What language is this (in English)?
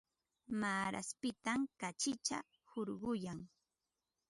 Ambo-Pasco Quechua